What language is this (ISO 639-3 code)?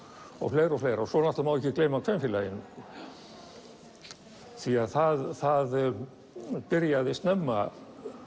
isl